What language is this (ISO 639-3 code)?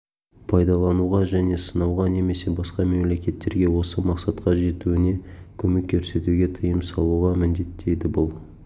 kaz